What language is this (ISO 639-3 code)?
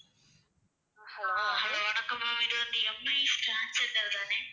tam